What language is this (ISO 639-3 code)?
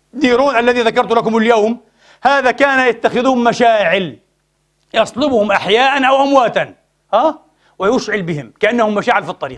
ara